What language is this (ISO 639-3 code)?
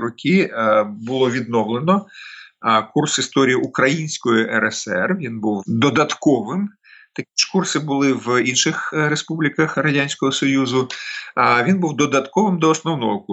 ukr